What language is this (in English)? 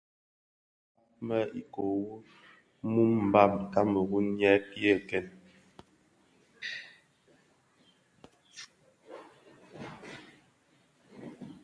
Bafia